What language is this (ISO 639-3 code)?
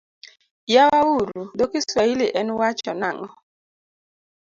luo